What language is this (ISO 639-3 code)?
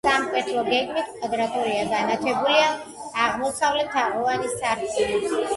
kat